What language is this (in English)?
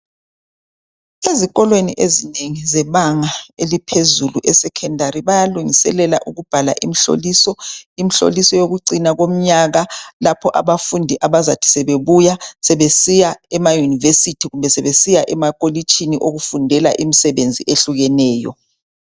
North Ndebele